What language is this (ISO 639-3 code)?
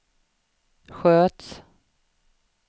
swe